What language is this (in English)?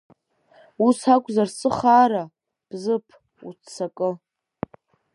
Abkhazian